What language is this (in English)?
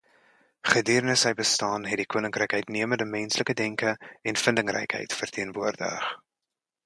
Afrikaans